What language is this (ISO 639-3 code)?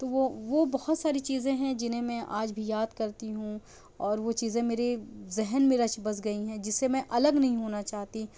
urd